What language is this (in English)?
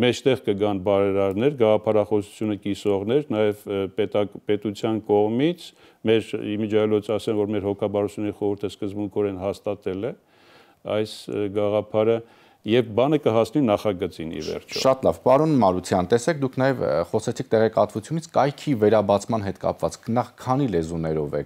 Romanian